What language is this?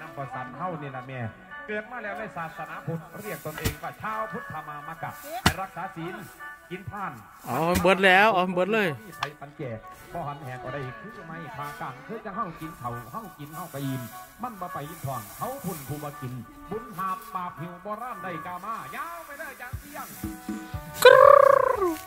Thai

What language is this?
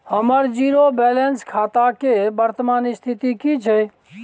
Maithili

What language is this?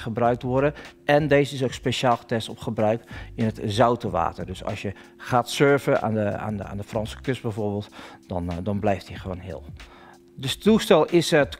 Dutch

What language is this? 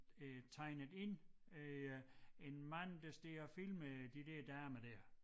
Danish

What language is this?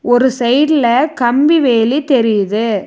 Tamil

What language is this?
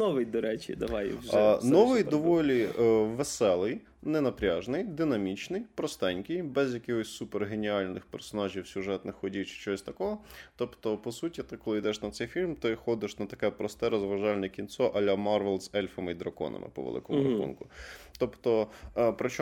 Ukrainian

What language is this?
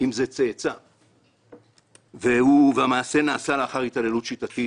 Hebrew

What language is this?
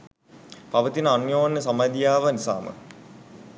Sinhala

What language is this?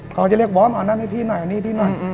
Thai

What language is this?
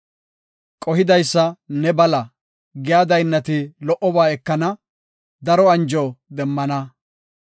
Gofa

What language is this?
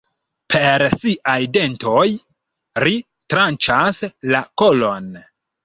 Esperanto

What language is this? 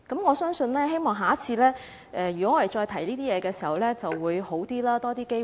Cantonese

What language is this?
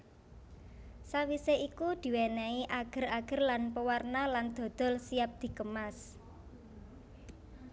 Javanese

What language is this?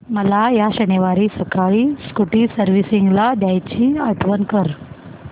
Marathi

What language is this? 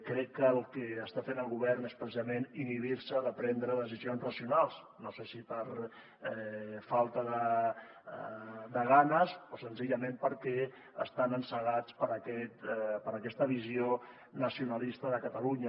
Catalan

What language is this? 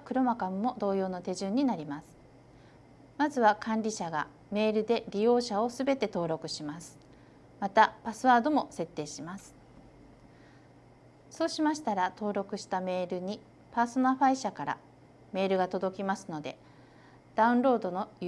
Japanese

